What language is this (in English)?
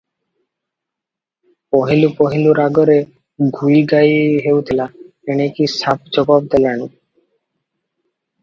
Odia